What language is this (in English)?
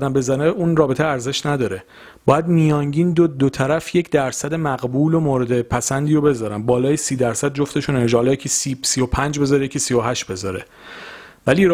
Persian